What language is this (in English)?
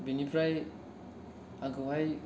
Bodo